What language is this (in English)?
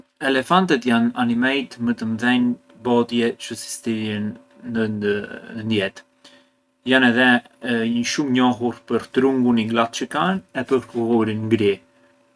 Arbëreshë Albanian